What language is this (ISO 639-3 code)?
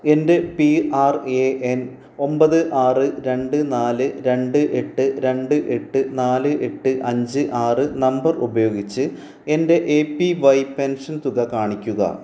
mal